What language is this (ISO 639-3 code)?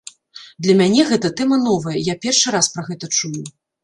bel